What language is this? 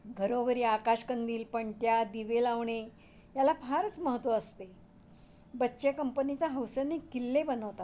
Marathi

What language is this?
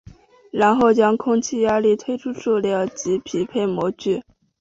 Chinese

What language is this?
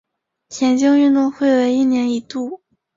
Chinese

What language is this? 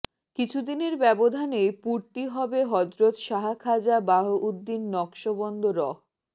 Bangla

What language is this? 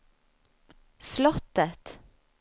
Swedish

